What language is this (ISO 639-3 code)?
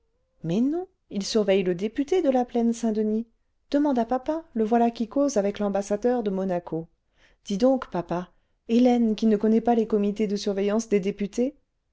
fra